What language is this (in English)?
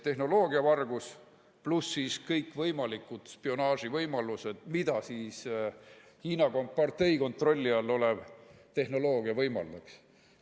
Estonian